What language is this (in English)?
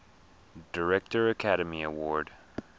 English